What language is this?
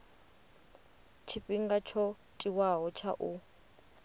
Venda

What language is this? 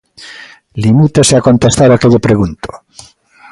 Galician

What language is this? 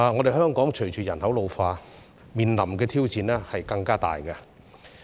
Cantonese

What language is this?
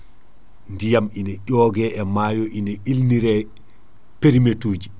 Fula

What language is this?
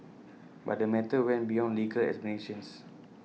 English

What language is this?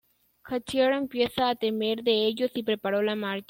Spanish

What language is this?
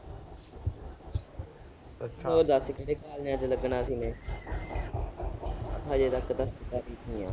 Punjabi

